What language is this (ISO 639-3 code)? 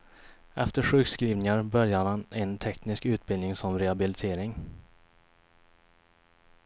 swe